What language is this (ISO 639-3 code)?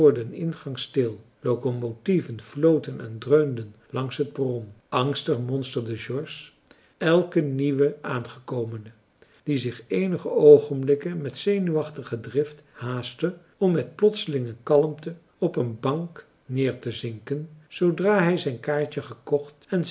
nld